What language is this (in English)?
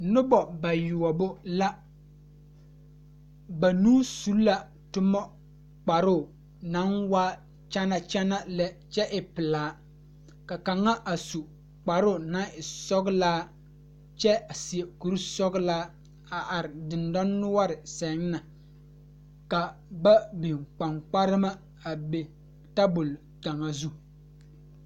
Southern Dagaare